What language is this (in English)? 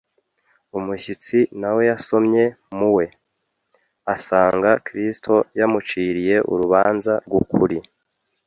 Kinyarwanda